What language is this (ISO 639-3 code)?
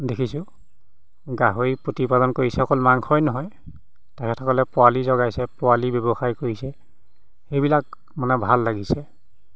asm